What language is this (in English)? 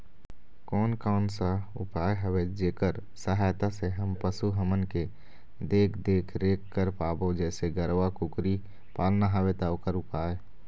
Chhattisgarhi